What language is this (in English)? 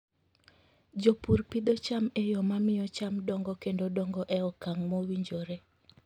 Luo (Kenya and Tanzania)